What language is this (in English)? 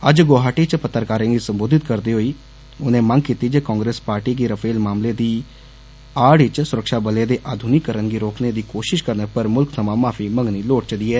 Dogri